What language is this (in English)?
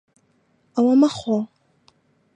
Central Kurdish